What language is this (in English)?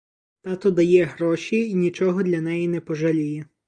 Ukrainian